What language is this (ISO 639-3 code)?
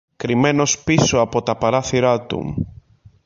ell